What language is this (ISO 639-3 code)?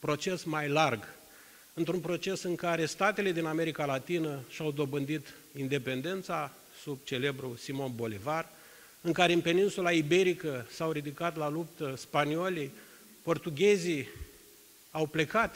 ron